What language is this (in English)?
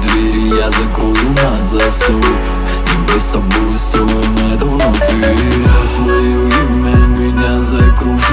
Russian